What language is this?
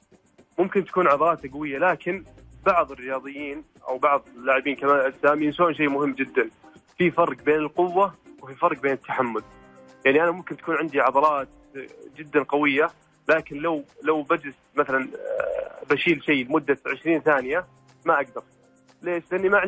Arabic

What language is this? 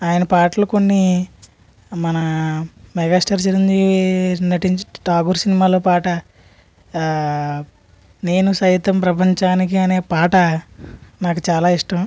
Telugu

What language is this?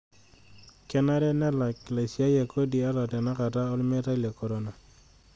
Masai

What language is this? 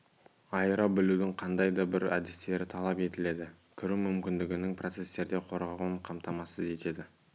Kazakh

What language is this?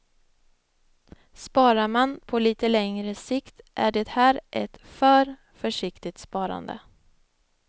Swedish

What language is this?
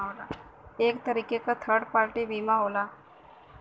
Bhojpuri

